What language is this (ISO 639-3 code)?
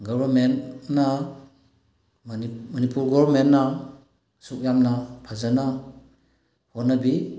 mni